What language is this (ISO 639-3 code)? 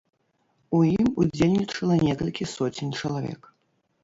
bel